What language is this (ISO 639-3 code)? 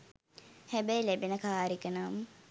sin